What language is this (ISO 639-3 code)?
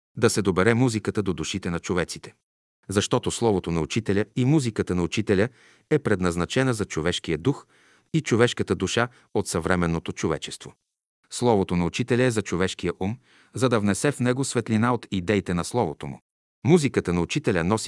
bul